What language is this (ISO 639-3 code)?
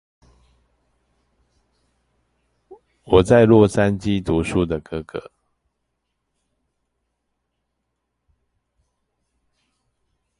zho